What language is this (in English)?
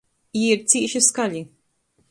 Latgalian